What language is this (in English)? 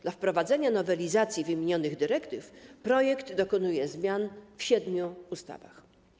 Polish